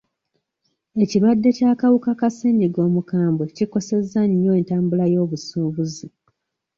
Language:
Ganda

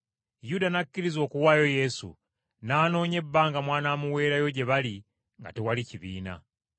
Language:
Ganda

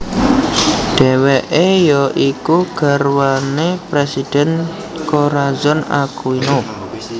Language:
Javanese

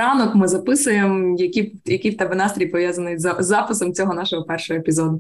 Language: Ukrainian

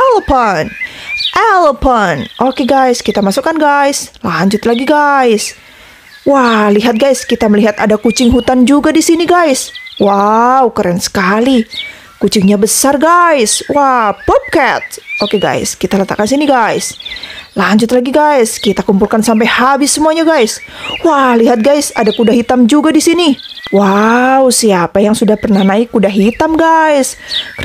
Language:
Indonesian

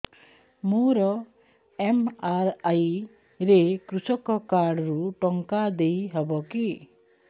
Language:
Odia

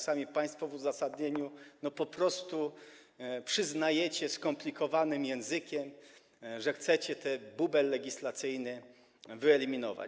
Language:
Polish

